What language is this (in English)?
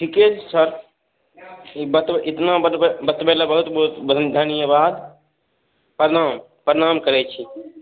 Maithili